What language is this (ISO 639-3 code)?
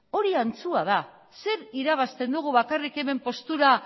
eus